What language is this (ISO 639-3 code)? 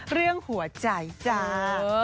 tha